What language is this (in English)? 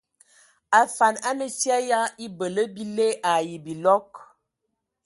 Ewondo